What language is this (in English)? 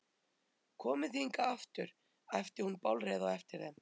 Icelandic